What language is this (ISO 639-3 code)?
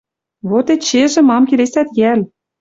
mrj